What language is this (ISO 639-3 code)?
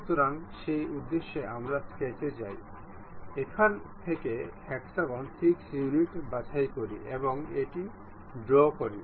ben